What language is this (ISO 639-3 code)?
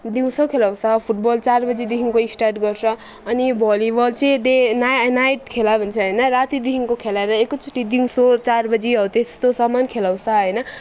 nep